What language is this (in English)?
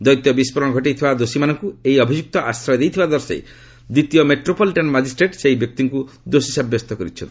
Odia